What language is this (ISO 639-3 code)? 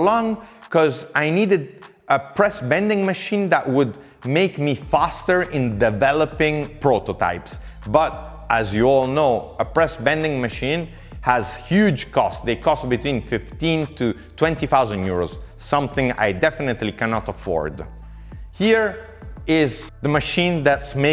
eng